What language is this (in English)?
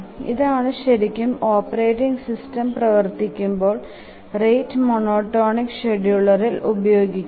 Malayalam